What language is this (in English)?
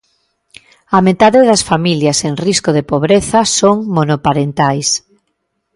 Galician